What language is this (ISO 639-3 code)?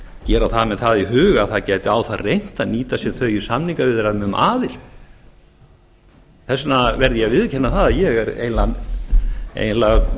isl